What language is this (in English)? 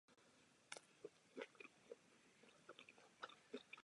Czech